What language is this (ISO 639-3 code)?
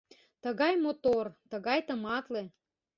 chm